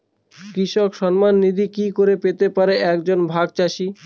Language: Bangla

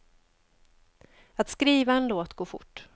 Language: Swedish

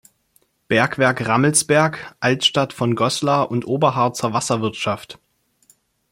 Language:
German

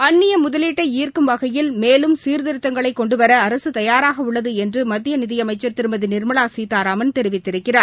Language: Tamil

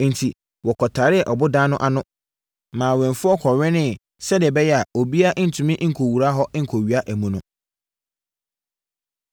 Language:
Akan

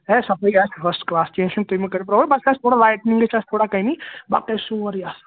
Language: Kashmiri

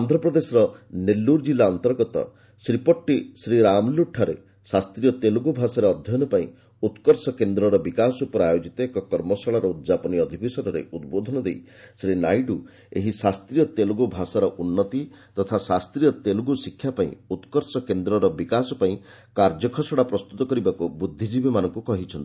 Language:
Odia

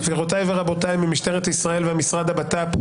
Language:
Hebrew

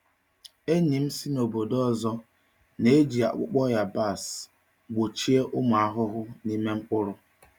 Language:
Igbo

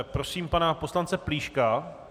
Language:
Czech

